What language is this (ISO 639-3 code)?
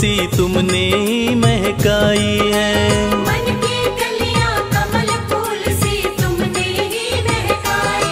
hin